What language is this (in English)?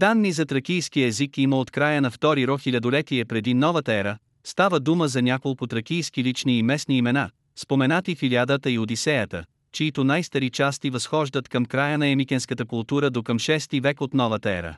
Bulgarian